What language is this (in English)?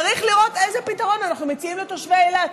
Hebrew